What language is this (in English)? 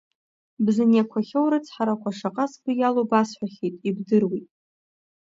Abkhazian